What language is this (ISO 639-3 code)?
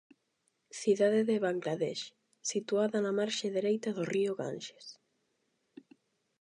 glg